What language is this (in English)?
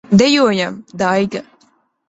Latvian